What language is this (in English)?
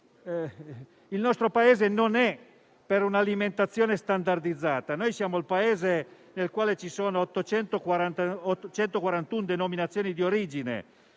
Italian